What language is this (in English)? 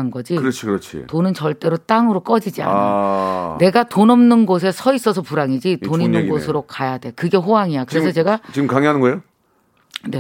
Korean